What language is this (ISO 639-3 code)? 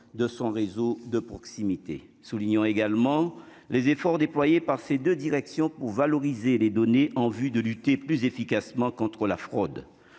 fra